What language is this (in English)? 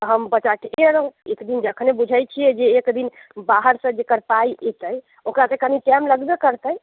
Maithili